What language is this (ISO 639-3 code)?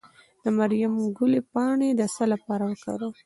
pus